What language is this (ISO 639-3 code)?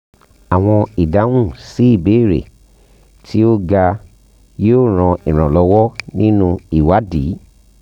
yor